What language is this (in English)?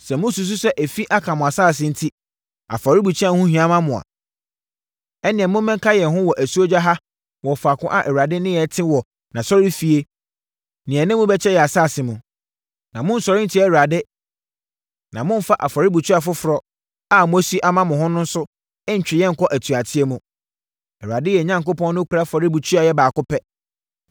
Akan